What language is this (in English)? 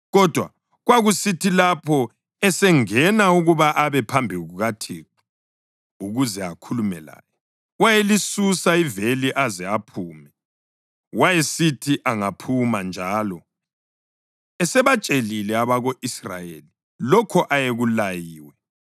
North Ndebele